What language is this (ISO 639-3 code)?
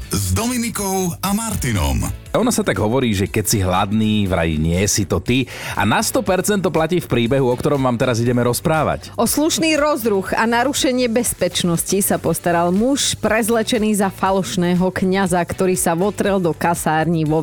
slk